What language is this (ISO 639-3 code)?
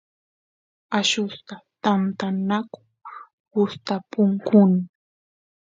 qus